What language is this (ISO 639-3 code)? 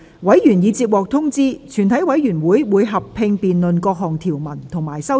yue